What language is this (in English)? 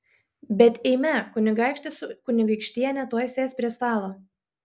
Lithuanian